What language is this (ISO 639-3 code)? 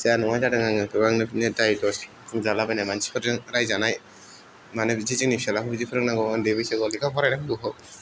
brx